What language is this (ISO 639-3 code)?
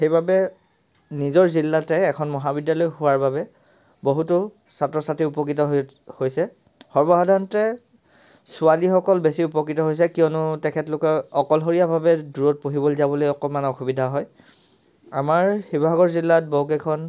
asm